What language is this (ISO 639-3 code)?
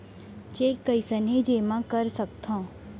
hne